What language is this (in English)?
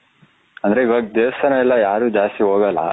Kannada